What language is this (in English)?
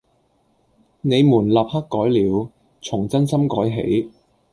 Cantonese